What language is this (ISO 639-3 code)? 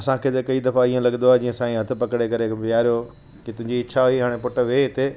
snd